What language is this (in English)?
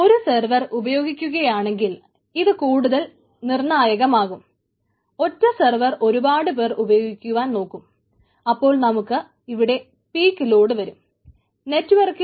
Malayalam